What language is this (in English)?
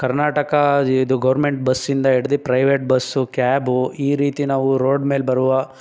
Kannada